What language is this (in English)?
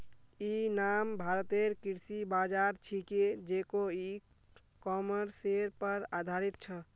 Magahi